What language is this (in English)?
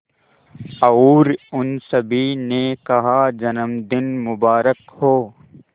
Hindi